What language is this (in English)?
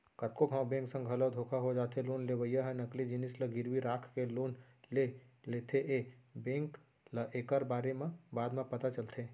Chhattisgarhi